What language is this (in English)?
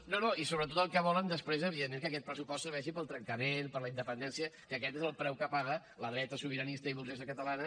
Catalan